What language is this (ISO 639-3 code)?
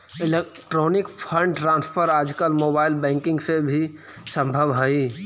mag